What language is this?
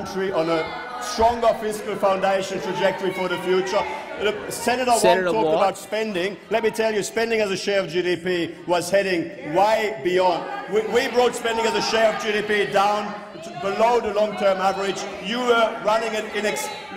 English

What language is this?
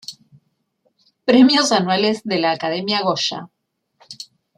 Spanish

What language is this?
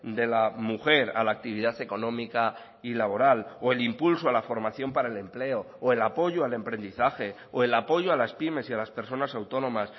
Spanish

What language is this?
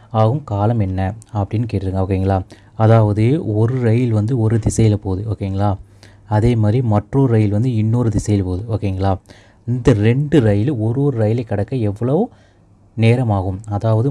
Tamil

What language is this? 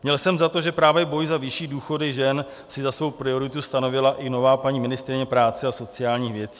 Czech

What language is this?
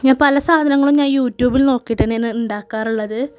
Malayalam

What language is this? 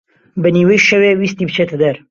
Central Kurdish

